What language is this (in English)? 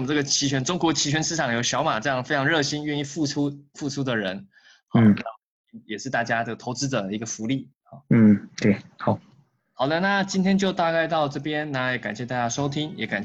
Chinese